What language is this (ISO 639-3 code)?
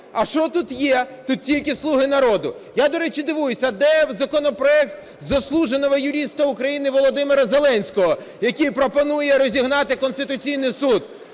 ukr